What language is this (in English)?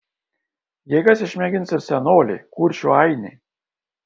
Lithuanian